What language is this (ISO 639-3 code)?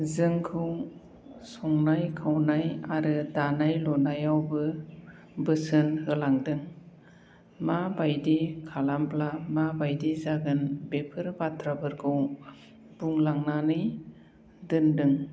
brx